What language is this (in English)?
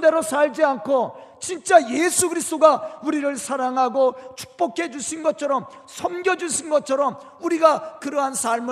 Korean